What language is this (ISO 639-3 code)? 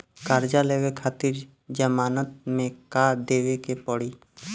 bho